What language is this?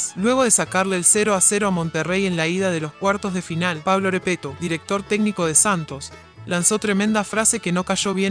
Spanish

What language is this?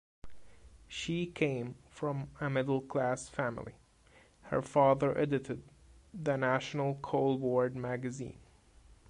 English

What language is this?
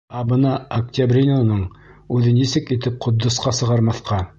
Bashkir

